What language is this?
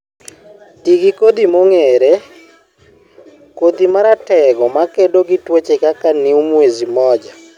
Luo (Kenya and Tanzania)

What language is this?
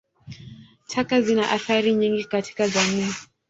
Swahili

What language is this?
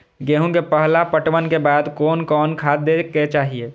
Maithili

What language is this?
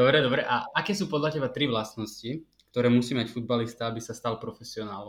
Slovak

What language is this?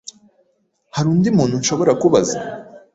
Kinyarwanda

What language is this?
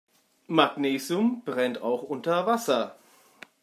German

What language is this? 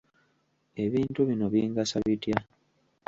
Ganda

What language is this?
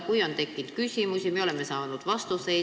Estonian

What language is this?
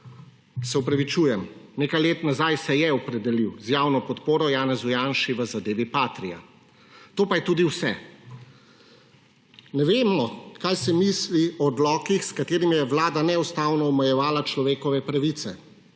Slovenian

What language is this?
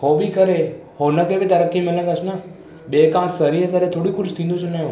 Sindhi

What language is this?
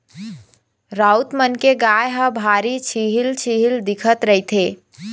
Chhattisgarhi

